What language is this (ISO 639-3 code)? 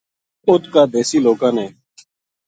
gju